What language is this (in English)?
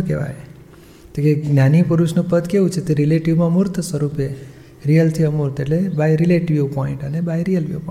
Gujarati